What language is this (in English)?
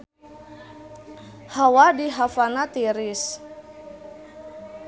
Sundanese